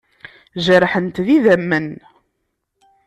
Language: Kabyle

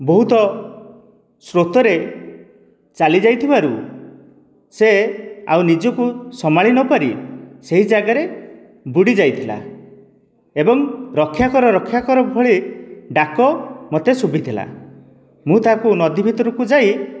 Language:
Odia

